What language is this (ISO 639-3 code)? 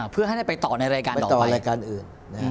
tha